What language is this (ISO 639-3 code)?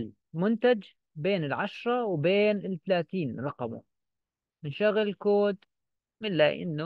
ara